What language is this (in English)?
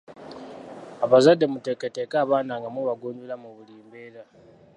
Ganda